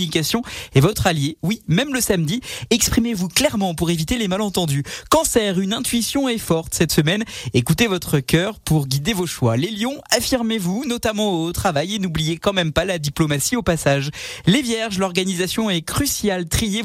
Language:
French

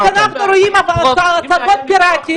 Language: Hebrew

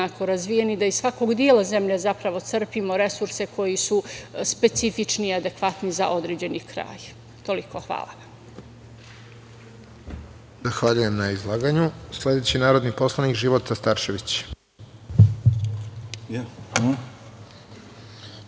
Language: Serbian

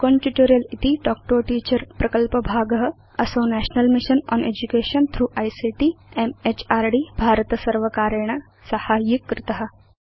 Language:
Sanskrit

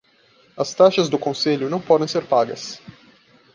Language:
Portuguese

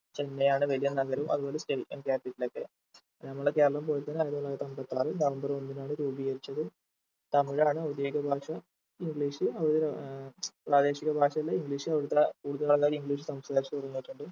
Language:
Malayalam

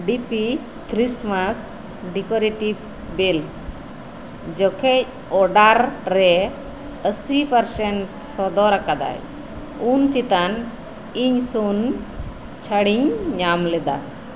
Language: Santali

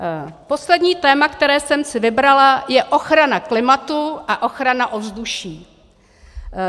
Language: Czech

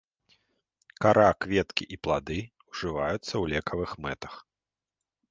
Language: Belarusian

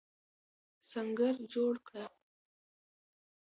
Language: Pashto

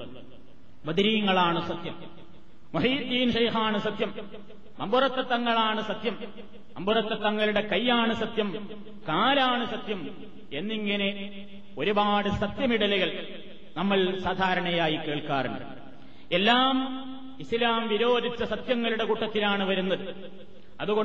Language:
Malayalam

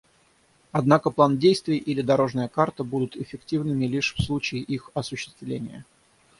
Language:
Russian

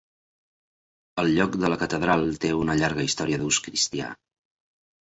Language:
Catalan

